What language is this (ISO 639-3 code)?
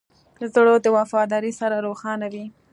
pus